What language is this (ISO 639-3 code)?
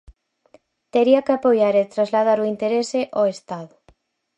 glg